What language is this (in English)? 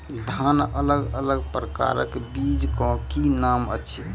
Maithili